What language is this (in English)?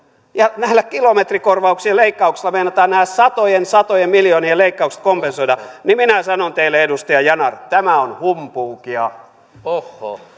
Finnish